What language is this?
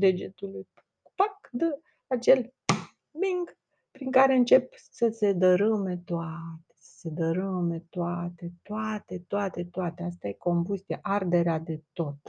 Romanian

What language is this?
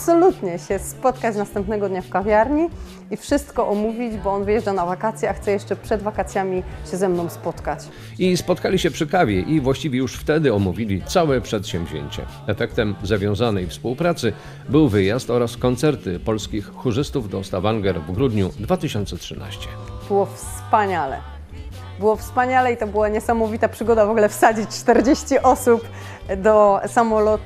Polish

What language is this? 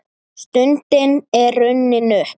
Icelandic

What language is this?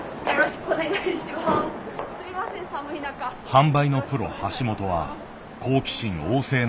Japanese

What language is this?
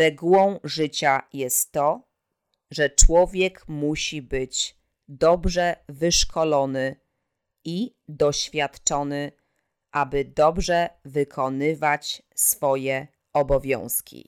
Polish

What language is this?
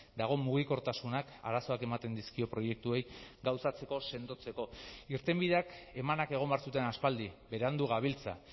Basque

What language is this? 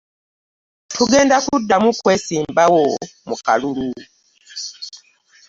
Ganda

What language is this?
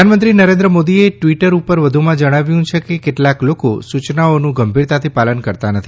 Gujarati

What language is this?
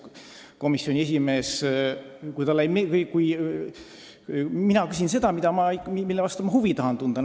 Estonian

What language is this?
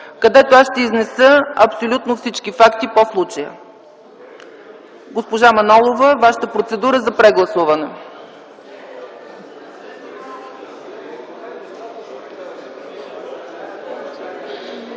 Bulgarian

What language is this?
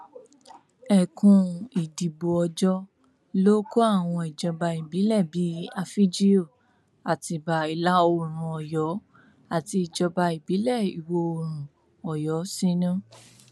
Yoruba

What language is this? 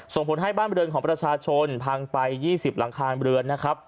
Thai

